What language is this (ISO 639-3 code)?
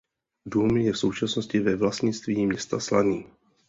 ces